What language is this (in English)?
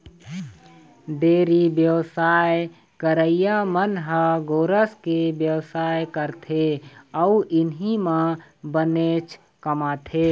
Chhattisgarhi